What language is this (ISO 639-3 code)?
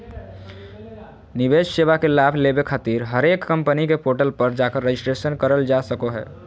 mag